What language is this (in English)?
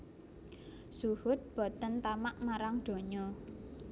Javanese